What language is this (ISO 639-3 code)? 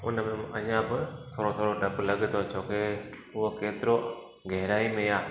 snd